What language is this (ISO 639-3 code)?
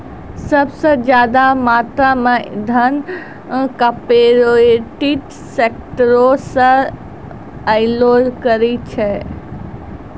mai